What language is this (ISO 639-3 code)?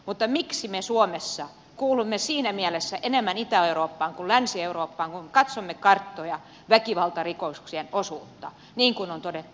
fin